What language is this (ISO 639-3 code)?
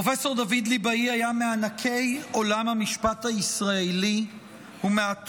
heb